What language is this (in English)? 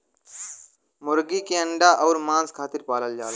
Bhojpuri